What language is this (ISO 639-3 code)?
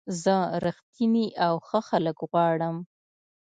pus